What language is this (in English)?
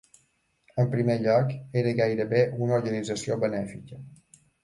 Catalan